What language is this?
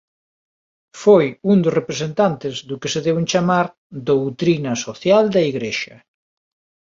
Galician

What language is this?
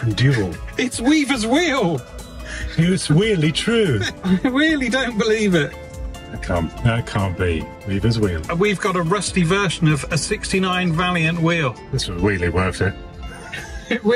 English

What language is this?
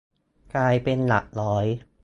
Thai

